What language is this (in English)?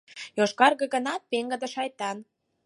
Mari